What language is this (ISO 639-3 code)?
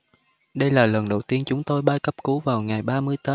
vie